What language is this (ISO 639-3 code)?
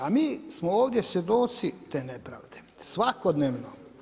hrv